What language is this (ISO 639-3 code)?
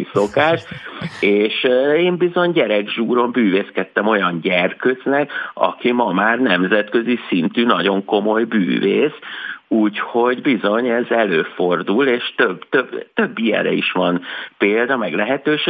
hun